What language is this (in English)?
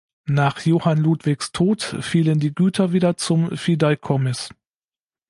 German